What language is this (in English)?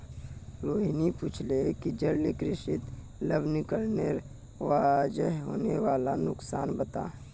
Magahi